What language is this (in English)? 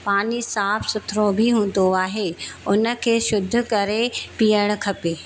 Sindhi